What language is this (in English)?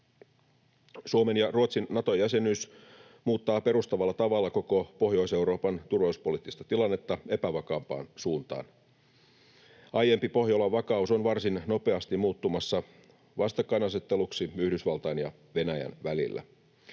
Finnish